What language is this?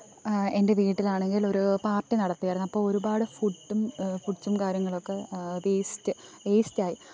Malayalam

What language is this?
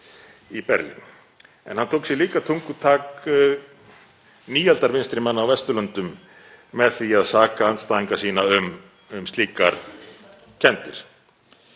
Icelandic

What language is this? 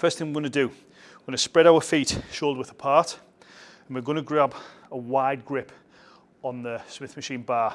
English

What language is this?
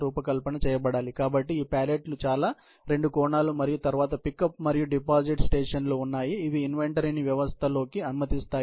Telugu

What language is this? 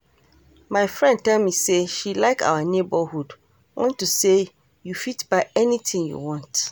Nigerian Pidgin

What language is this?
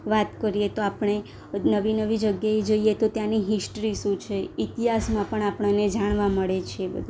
Gujarati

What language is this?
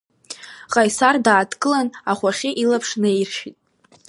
Abkhazian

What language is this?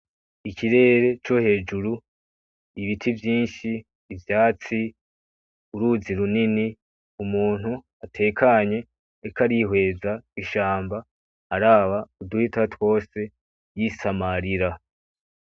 Rundi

